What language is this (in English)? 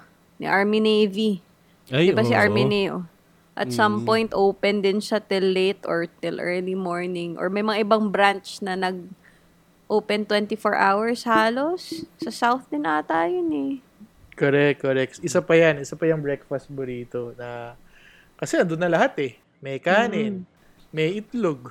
Filipino